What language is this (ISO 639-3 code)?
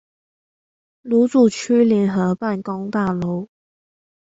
zho